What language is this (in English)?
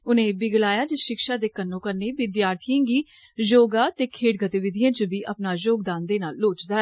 Dogri